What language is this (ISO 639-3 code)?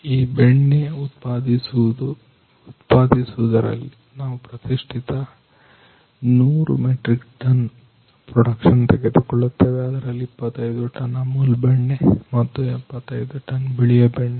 kan